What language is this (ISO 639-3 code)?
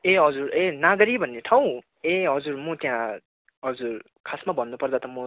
nep